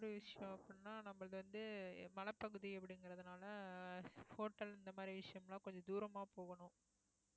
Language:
Tamil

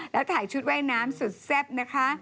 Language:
Thai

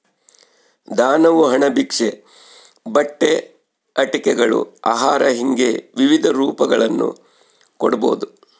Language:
Kannada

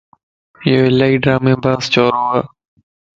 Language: Lasi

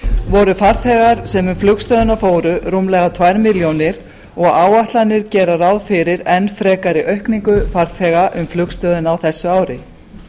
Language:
Icelandic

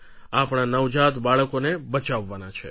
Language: Gujarati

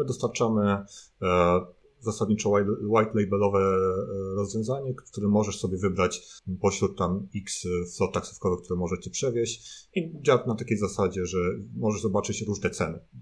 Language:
Polish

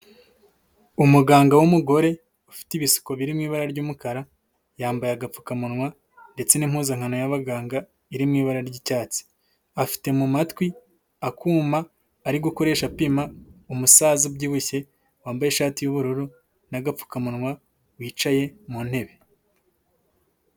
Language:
Kinyarwanda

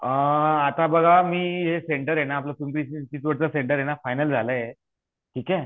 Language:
Marathi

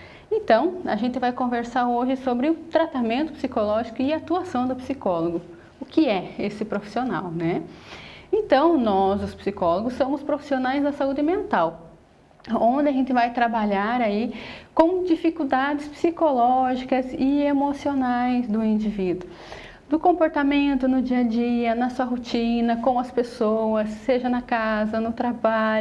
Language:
Portuguese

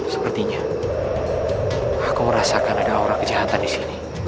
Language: Indonesian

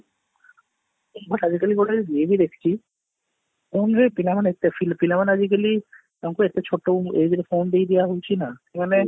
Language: Odia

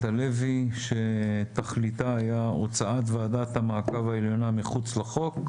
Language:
Hebrew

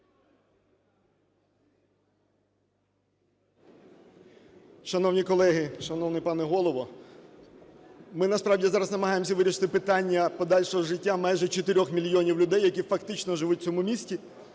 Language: Ukrainian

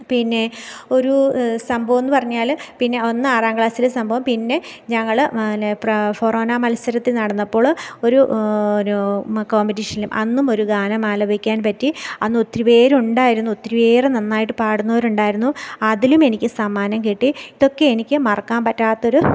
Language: Malayalam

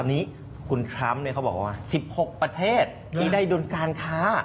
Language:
Thai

